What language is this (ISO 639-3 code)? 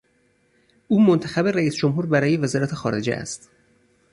fas